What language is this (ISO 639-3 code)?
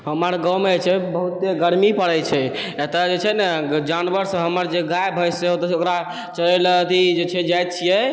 mai